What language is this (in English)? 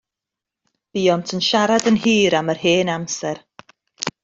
Welsh